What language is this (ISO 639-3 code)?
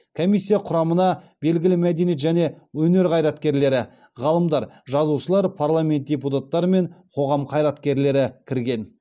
kaz